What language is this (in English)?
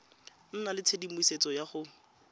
Tswana